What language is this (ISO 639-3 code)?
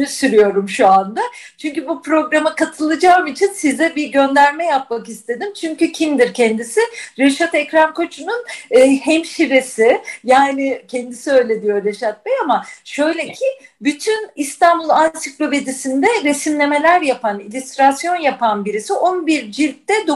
tur